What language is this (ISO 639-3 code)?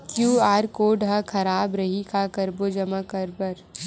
hne